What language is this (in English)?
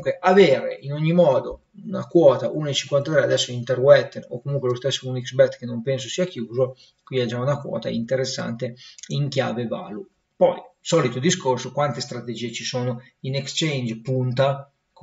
Italian